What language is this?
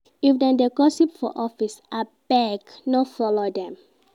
Nigerian Pidgin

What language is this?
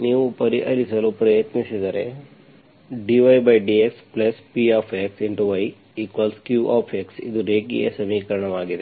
Kannada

